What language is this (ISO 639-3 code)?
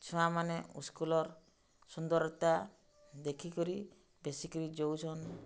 ori